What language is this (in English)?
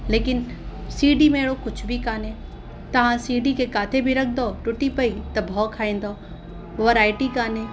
Sindhi